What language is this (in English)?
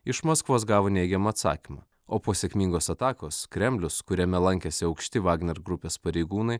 Lithuanian